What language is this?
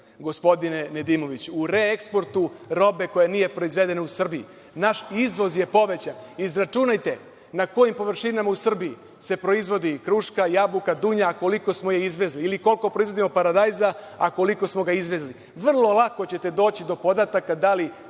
Serbian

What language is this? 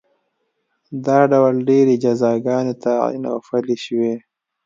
Pashto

